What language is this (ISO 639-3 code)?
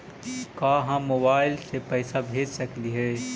mag